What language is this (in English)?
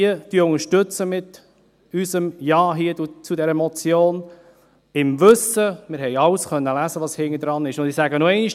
Swiss German